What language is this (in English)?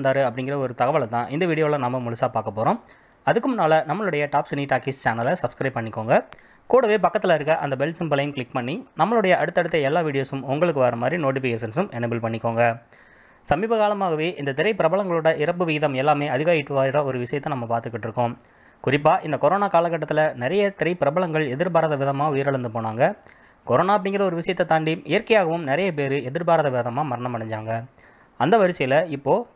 Romanian